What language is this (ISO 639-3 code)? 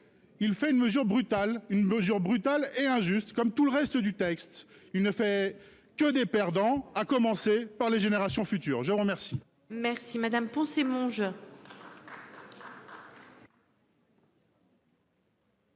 fra